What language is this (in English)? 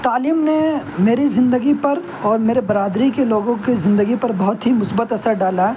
Urdu